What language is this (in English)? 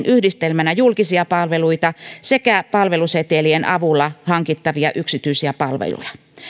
Finnish